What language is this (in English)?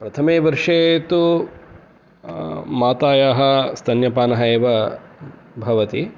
Sanskrit